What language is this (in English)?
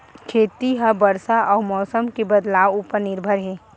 Chhattisgarhi